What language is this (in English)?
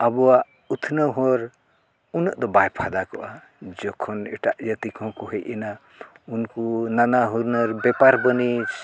Santali